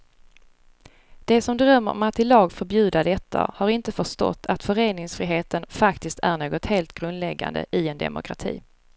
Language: Swedish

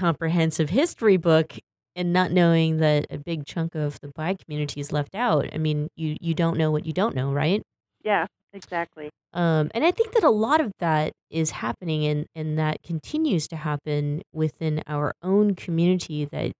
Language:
English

